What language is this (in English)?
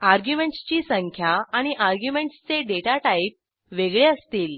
Marathi